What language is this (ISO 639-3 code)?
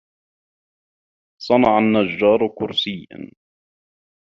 ara